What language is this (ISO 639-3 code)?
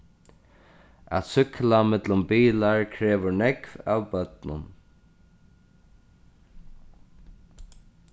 fao